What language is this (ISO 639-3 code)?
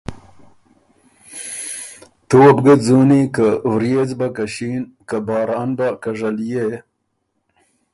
oru